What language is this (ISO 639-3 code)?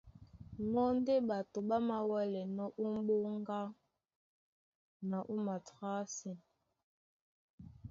dua